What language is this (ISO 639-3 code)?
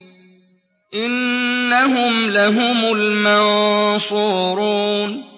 ara